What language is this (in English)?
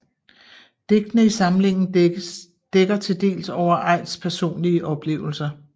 Danish